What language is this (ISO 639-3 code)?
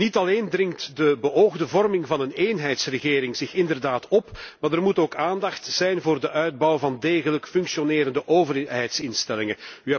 nld